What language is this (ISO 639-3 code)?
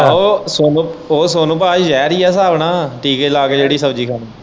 pan